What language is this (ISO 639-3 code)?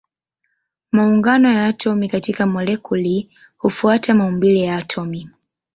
swa